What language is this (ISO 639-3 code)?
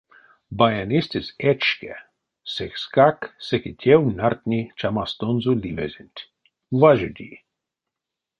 myv